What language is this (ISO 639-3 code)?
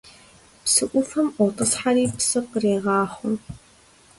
kbd